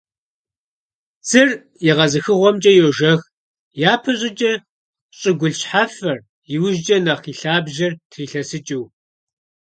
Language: Kabardian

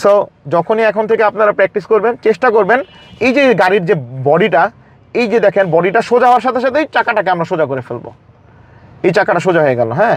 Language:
Bangla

